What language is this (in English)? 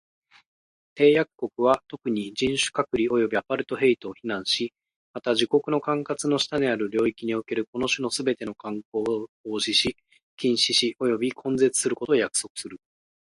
Japanese